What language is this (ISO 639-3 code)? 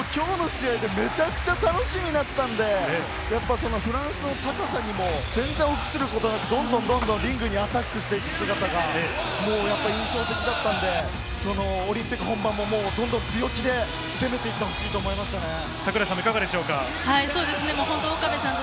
jpn